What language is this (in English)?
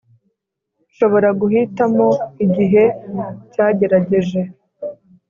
Kinyarwanda